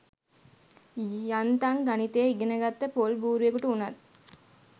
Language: Sinhala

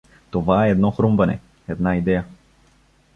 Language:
Bulgarian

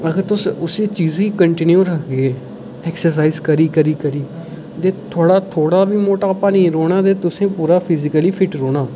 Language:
Dogri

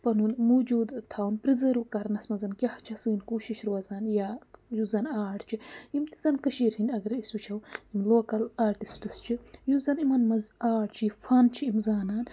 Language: Kashmiri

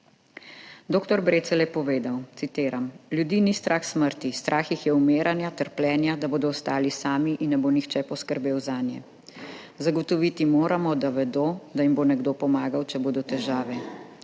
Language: Slovenian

